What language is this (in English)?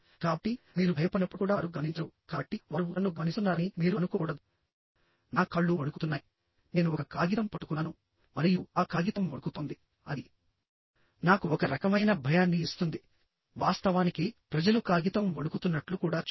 Telugu